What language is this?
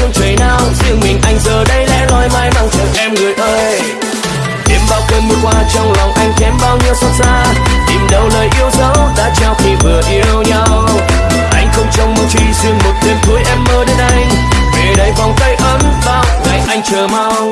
Vietnamese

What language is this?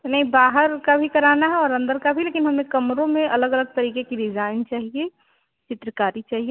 Hindi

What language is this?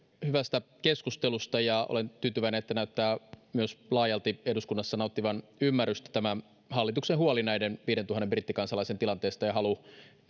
Finnish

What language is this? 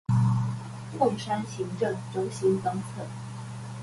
Chinese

